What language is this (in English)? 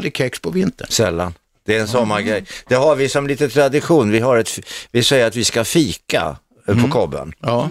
Swedish